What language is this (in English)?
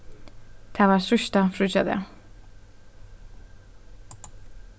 Faroese